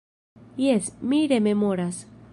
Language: Esperanto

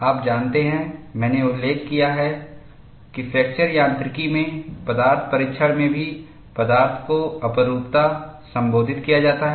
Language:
Hindi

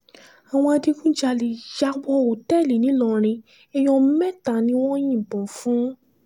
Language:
Yoruba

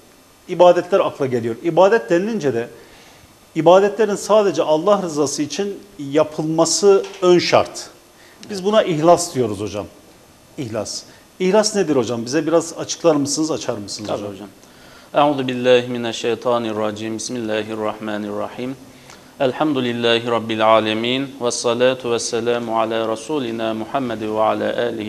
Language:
Turkish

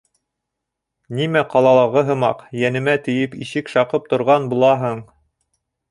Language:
Bashkir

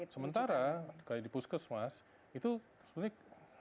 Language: Indonesian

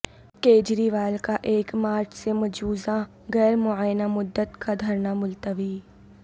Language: Urdu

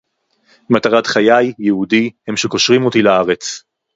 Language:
Hebrew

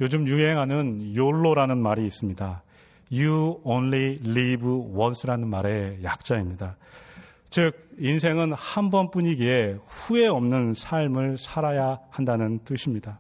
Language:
Korean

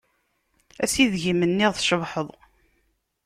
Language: Kabyle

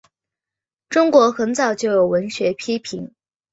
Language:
Chinese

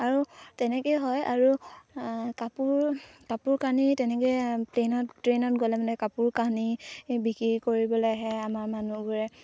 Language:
Assamese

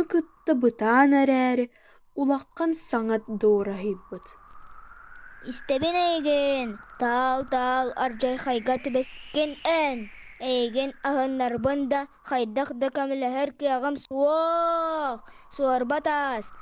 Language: Russian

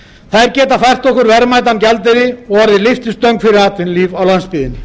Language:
Icelandic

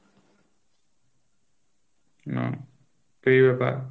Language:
Bangla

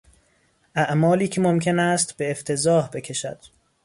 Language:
Persian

